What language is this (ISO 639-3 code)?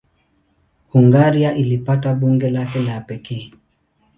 swa